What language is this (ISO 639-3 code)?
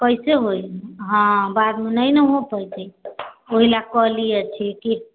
mai